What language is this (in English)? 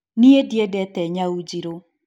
Kikuyu